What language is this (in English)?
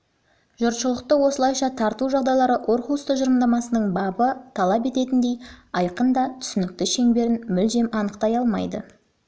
Kazakh